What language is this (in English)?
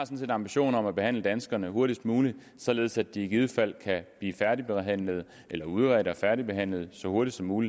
Danish